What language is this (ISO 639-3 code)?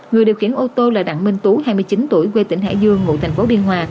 vie